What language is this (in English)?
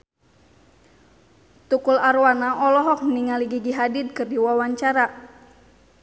Sundanese